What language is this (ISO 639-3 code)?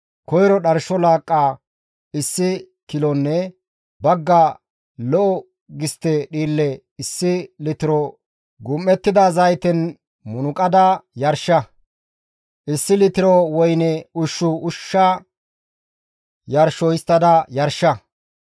gmv